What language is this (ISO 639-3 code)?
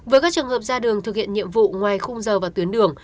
vie